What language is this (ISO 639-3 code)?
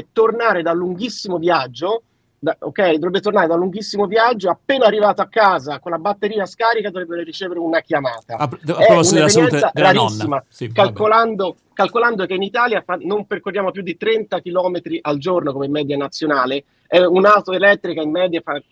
ita